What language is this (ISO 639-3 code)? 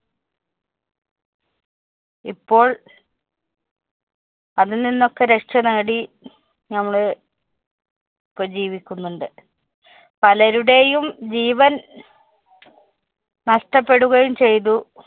mal